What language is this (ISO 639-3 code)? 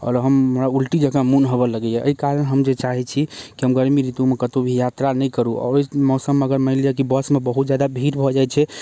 mai